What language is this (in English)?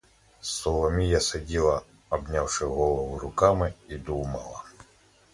Ukrainian